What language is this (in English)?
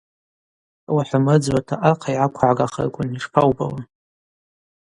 Abaza